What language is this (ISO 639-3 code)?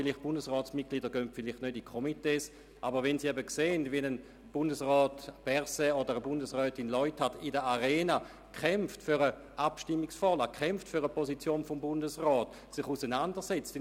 gsw